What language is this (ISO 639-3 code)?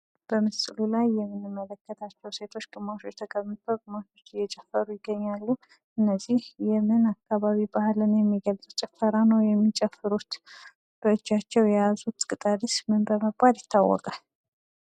amh